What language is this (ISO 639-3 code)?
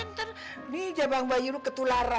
ind